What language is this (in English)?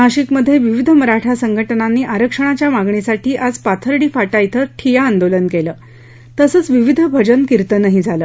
Marathi